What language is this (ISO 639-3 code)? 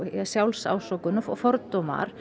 isl